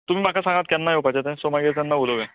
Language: Konkani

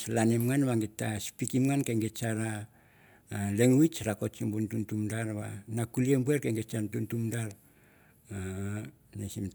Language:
Mandara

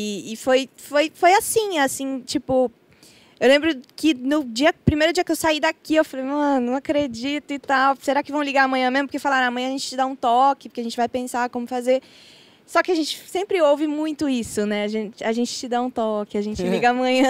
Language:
Portuguese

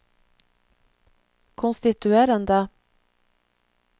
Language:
Norwegian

